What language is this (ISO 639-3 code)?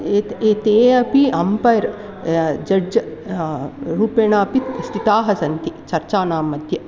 san